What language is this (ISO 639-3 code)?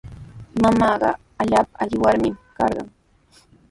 qws